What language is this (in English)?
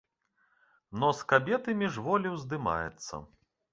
Belarusian